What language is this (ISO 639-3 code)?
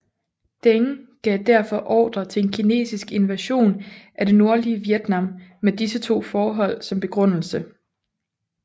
dan